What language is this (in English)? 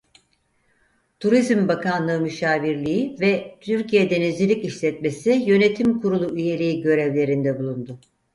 Turkish